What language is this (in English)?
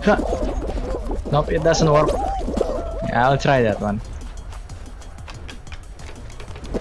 English